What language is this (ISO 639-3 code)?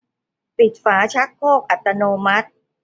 tha